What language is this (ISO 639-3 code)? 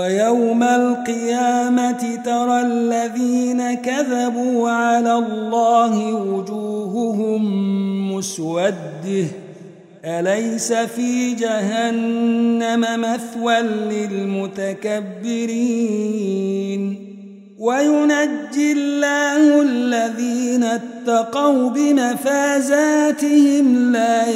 ara